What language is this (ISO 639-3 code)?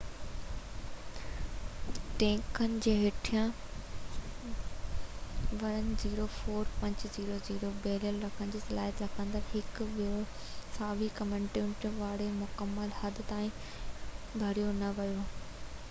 snd